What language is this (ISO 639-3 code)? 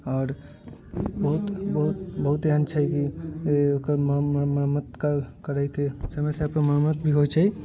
mai